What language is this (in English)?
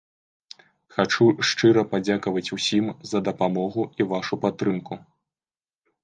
Belarusian